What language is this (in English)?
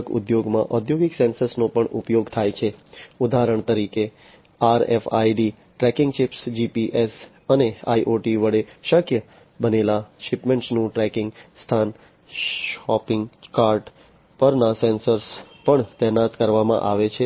Gujarati